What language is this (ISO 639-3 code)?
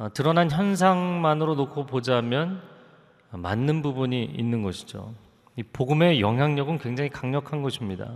kor